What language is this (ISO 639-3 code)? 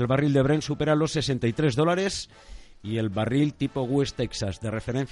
spa